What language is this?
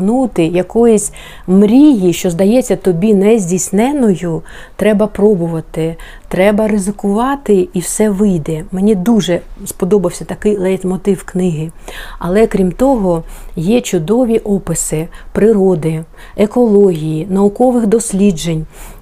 Ukrainian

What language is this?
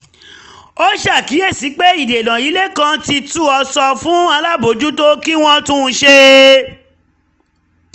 Yoruba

